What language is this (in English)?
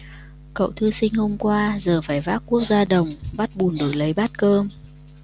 Vietnamese